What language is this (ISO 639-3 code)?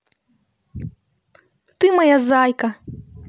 rus